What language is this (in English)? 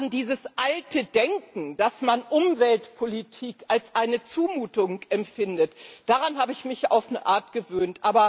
German